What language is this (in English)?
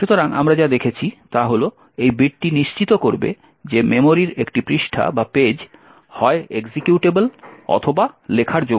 Bangla